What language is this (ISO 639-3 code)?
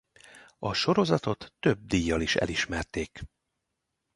hun